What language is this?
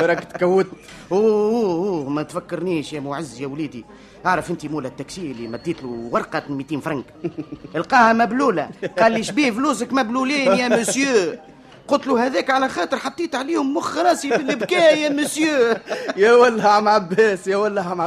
Arabic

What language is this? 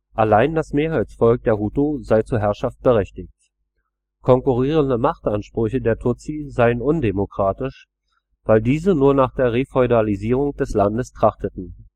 German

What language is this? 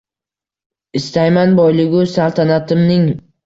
Uzbek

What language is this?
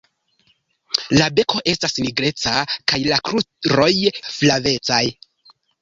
Esperanto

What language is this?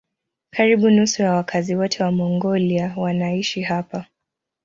Swahili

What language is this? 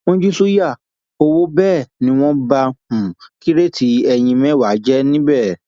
Yoruba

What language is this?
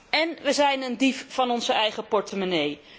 Dutch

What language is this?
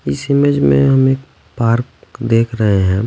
Hindi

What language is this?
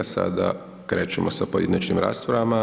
Croatian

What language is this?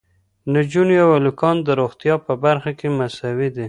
Pashto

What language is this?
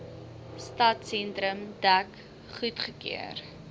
Afrikaans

